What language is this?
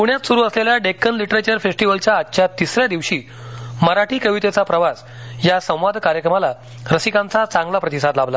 Marathi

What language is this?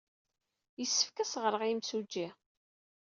Kabyle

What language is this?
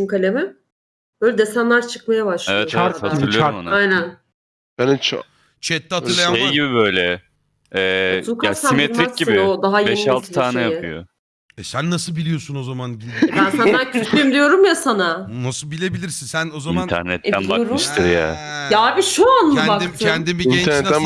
Turkish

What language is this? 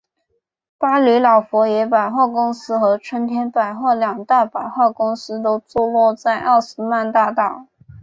Chinese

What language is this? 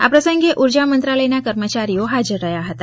Gujarati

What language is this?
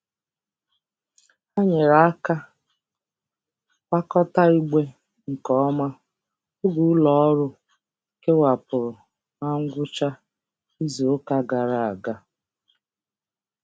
Igbo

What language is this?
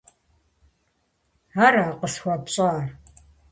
Kabardian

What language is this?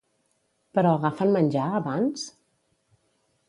Catalan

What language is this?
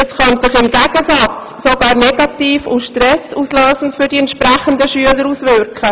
Swiss German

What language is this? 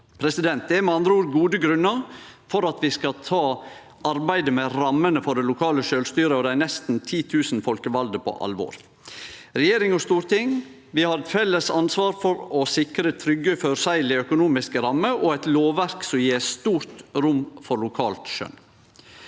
Norwegian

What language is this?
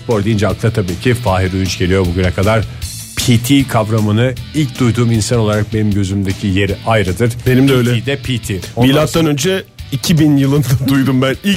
Turkish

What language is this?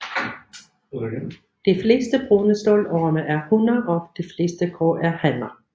Danish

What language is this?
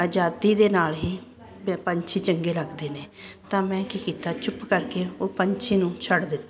Punjabi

